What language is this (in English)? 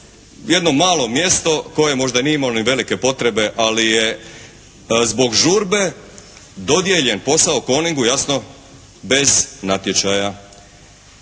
Croatian